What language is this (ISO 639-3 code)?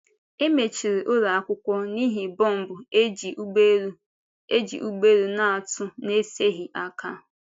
ibo